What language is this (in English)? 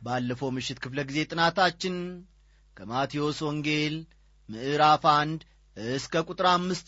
Amharic